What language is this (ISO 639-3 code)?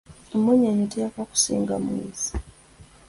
lug